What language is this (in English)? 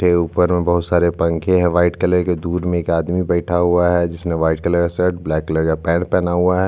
Hindi